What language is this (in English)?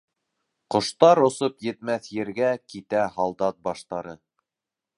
Bashkir